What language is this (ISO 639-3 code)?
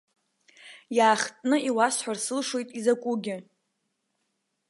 abk